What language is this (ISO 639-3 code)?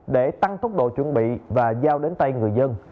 vie